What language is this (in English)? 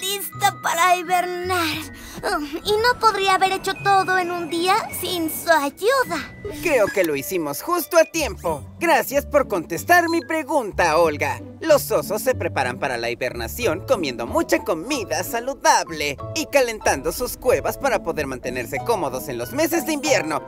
Spanish